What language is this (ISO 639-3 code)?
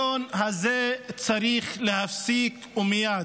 heb